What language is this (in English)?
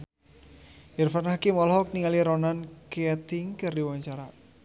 Sundanese